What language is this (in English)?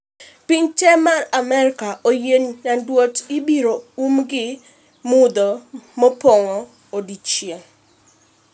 Luo (Kenya and Tanzania)